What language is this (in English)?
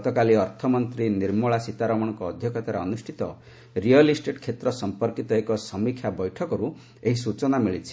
Odia